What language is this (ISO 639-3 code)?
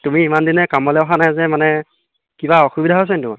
asm